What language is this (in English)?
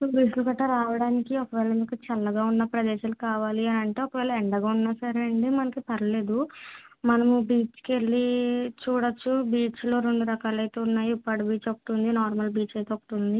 Telugu